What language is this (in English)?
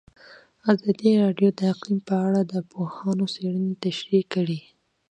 Pashto